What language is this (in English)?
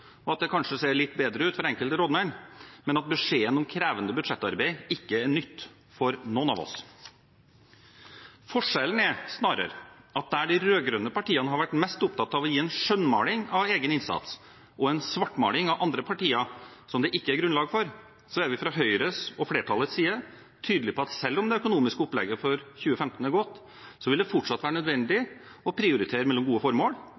Norwegian Bokmål